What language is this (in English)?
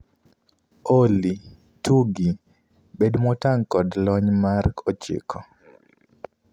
Luo (Kenya and Tanzania)